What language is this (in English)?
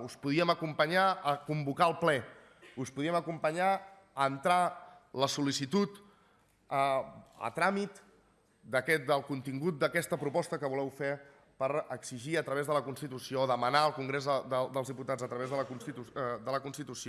Catalan